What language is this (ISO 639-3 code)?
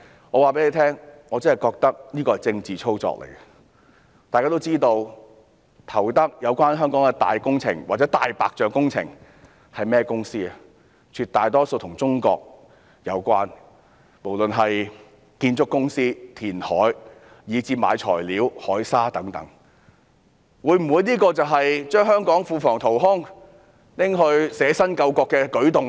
yue